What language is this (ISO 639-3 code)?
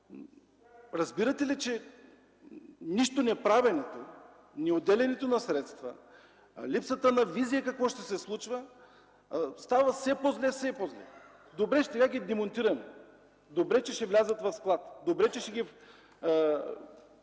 bul